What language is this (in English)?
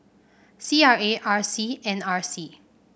English